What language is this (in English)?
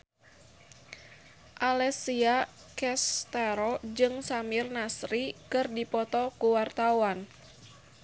Sundanese